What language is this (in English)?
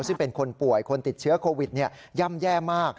Thai